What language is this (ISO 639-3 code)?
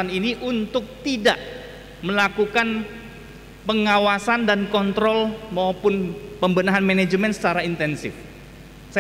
ind